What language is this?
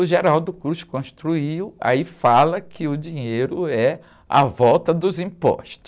Portuguese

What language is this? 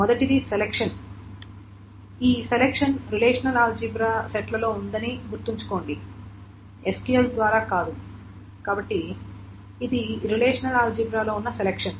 Telugu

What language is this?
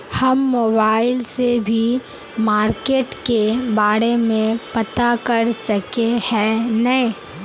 Magahi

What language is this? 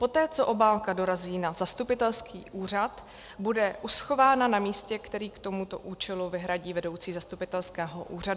Czech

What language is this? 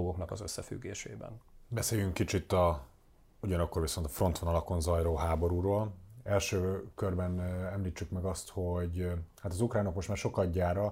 Hungarian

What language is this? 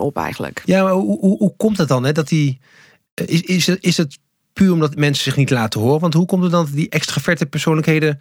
Dutch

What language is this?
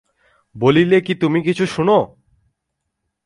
Bangla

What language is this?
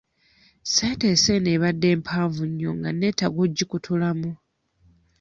Ganda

